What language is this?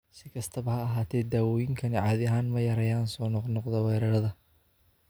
Somali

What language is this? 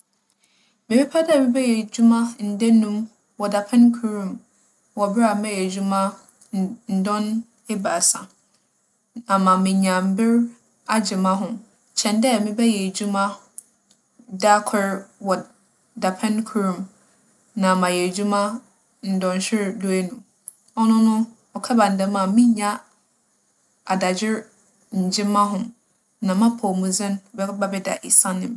Akan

